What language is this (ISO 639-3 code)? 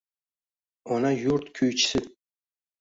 uzb